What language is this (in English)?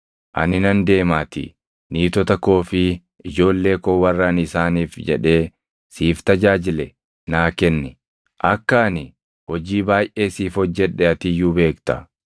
Oromo